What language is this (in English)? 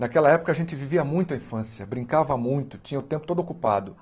Portuguese